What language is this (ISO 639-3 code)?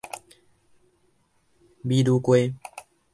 nan